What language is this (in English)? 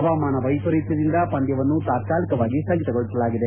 Kannada